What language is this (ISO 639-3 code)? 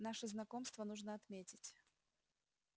rus